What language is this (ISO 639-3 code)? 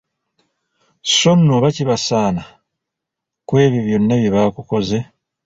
lug